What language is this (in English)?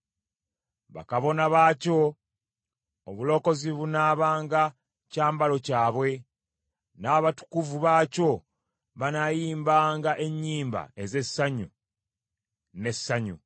Ganda